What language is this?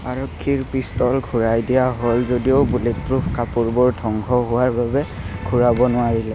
Assamese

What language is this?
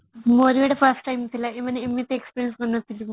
Odia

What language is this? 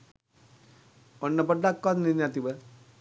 Sinhala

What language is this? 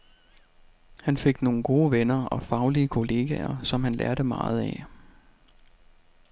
Danish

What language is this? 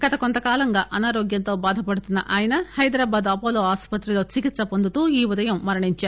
Telugu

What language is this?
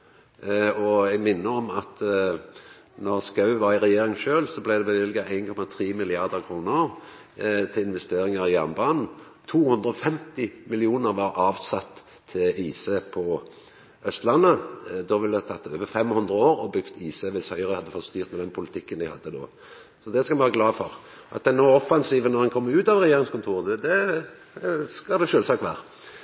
Norwegian Nynorsk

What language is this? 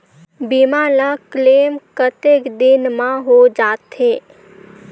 Chhattisgarhi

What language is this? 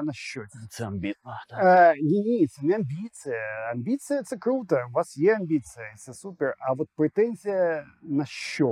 Ukrainian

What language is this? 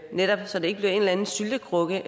Danish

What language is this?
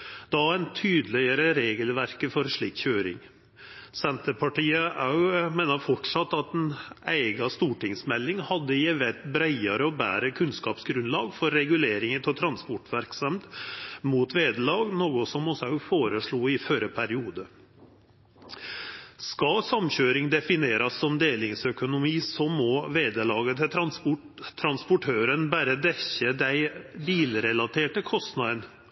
Norwegian Nynorsk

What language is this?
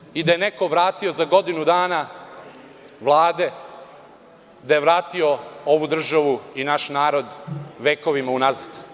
Serbian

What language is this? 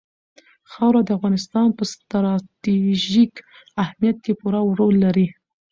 Pashto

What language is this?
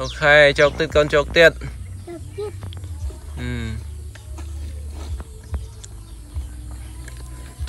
Vietnamese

